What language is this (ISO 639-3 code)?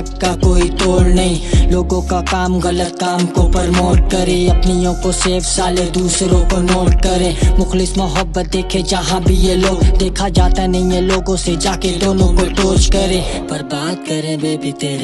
hin